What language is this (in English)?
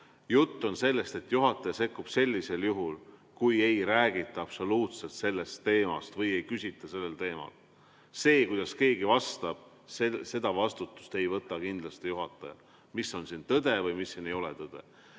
Estonian